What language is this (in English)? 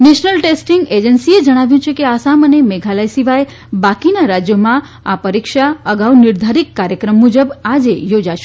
Gujarati